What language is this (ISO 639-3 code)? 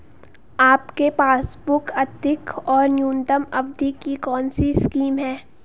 hin